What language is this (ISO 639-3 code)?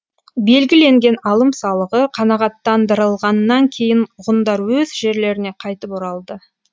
kaz